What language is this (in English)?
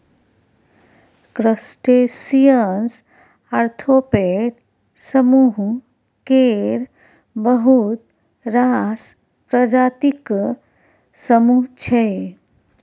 Maithili